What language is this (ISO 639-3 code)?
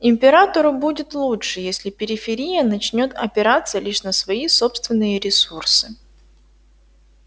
rus